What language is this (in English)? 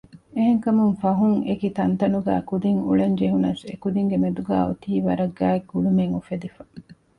Divehi